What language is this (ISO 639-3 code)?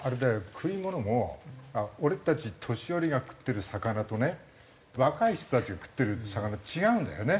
jpn